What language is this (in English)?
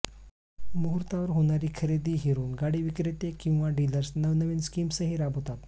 Marathi